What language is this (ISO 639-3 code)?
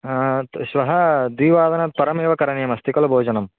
san